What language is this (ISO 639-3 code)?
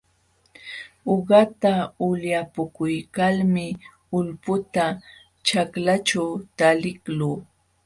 qxw